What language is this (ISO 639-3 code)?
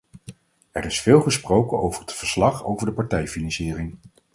nld